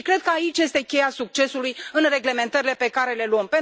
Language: Romanian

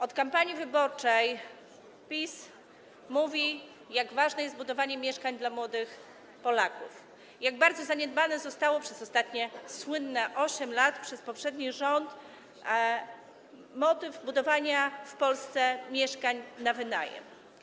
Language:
Polish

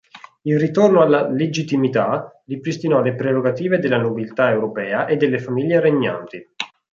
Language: Italian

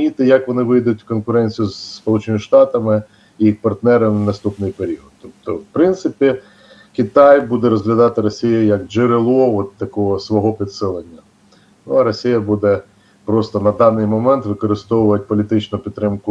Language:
Ukrainian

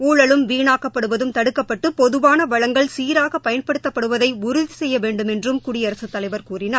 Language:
Tamil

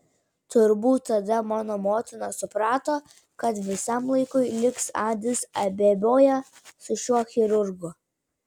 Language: Lithuanian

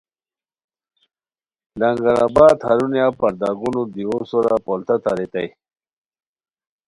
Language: Khowar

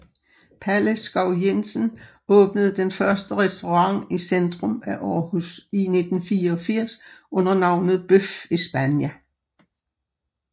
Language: Danish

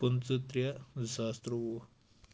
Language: Kashmiri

